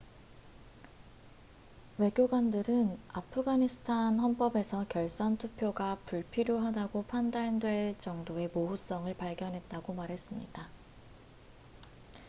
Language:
Korean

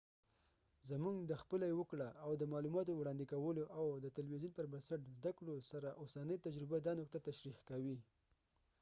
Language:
Pashto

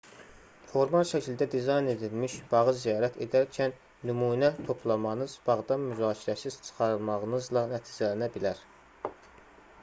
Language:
Azerbaijani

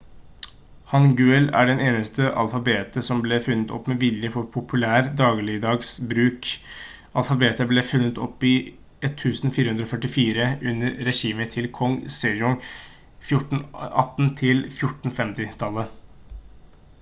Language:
Norwegian Bokmål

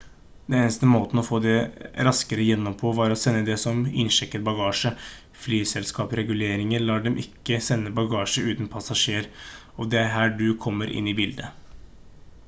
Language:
Norwegian Bokmål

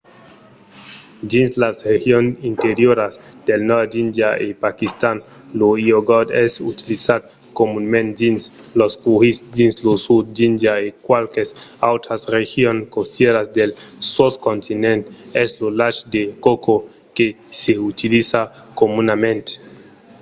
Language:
Occitan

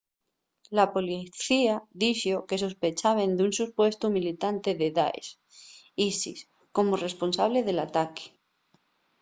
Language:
Asturian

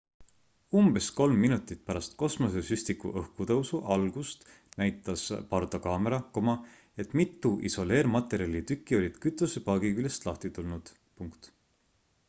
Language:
Estonian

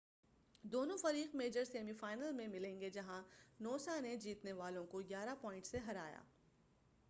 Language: Urdu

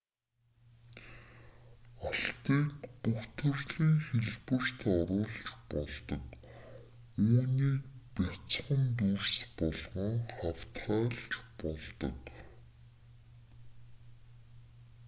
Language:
Mongolian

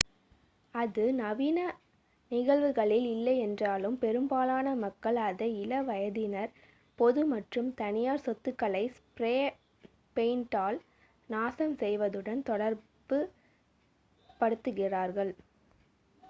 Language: Tamil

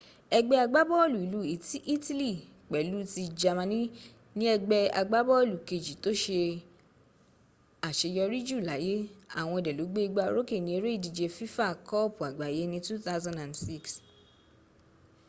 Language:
Yoruba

